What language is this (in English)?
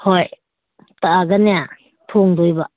Manipuri